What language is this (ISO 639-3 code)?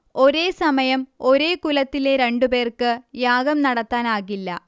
mal